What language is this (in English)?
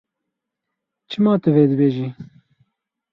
Kurdish